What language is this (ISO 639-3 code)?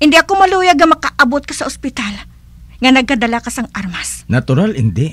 fil